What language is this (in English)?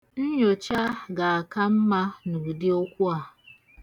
Igbo